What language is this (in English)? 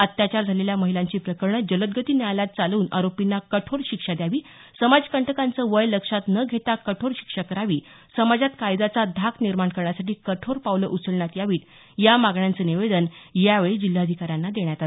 Marathi